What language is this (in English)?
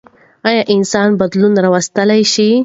Pashto